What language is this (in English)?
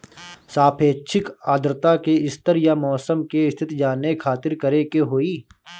Bhojpuri